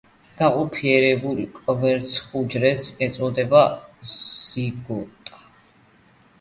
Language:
Georgian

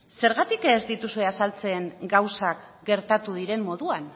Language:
Basque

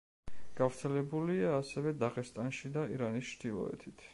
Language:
Georgian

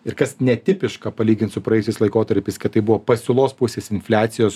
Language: Lithuanian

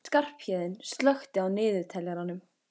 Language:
Icelandic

